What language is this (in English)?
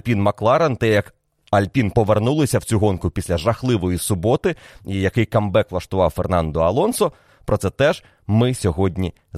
Ukrainian